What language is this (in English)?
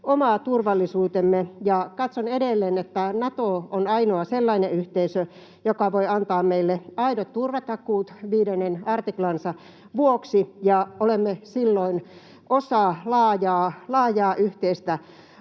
Finnish